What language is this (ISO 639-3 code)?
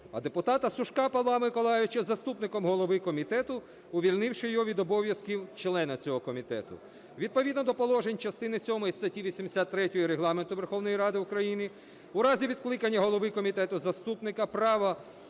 ukr